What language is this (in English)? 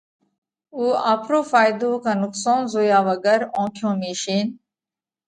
Parkari Koli